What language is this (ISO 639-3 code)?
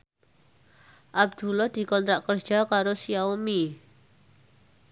jav